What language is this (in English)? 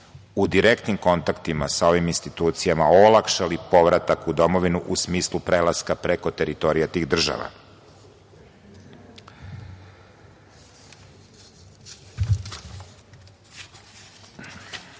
Serbian